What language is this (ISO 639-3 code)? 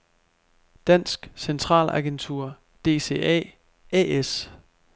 dan